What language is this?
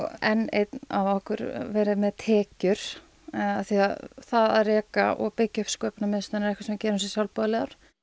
Icelandic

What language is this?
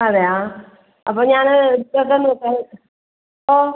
Malayalam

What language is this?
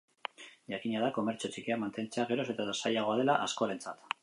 Basque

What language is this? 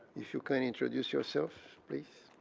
English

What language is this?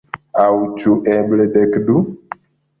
Esperanto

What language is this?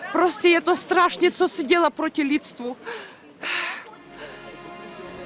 Indonesian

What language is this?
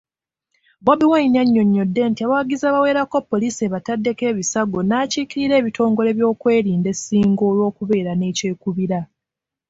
Ganda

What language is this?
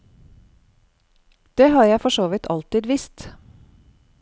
Norwegian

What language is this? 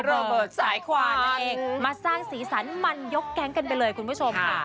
Thai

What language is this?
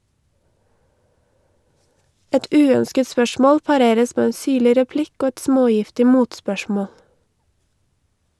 Norwegian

